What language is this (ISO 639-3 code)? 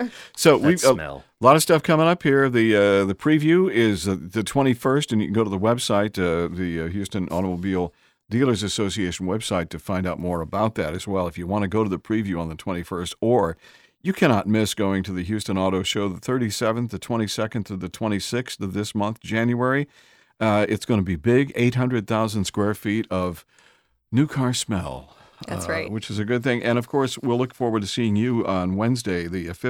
eng